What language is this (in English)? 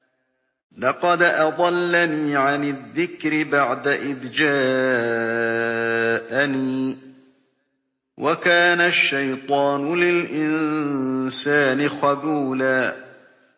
Arabic